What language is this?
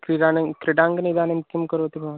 Sanskrit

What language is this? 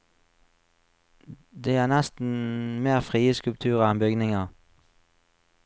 Norwegian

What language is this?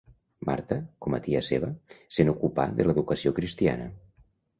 Catalan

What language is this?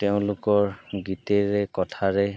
Assamese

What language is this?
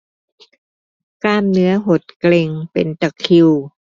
Thai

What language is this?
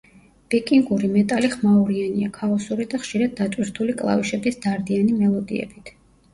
Georgian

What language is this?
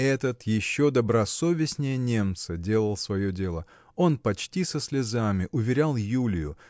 Russian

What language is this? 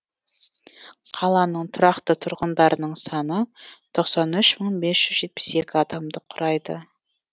Kazakh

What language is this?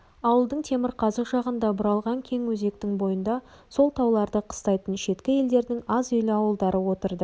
Kazakh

